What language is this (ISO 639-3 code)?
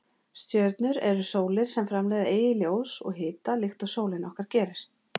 isl